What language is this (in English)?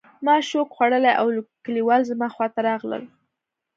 Pashto